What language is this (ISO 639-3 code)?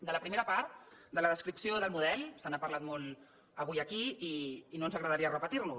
cat